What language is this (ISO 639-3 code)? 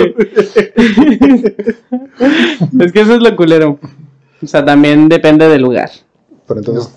spa